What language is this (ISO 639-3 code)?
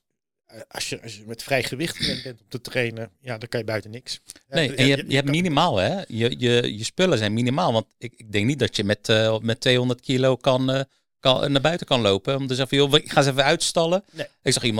nld